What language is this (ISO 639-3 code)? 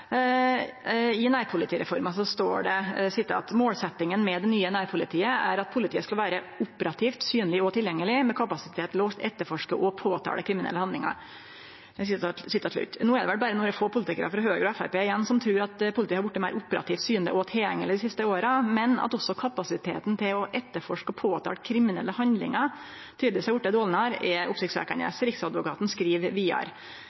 nno